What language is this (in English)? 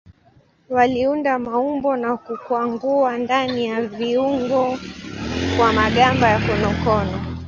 Swahili